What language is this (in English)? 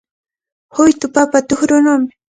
Cajatambo North Lima Quechua